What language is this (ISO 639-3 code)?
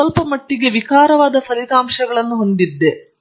kan